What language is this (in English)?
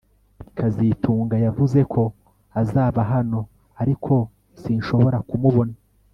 Kinyarwanda